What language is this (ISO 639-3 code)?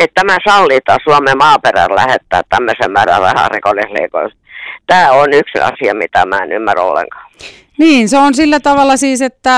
fin